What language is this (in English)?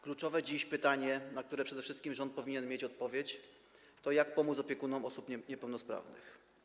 Polish